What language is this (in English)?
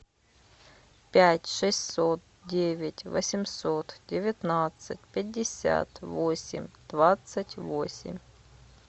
Russian